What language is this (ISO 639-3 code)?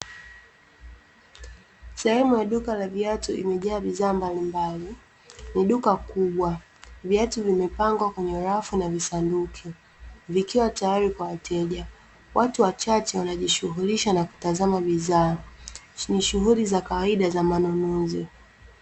swa